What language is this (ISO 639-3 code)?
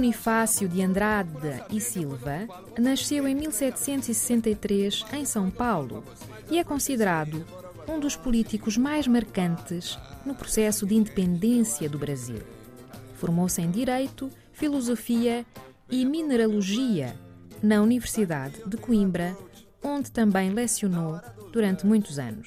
por